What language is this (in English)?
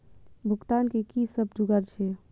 Maithili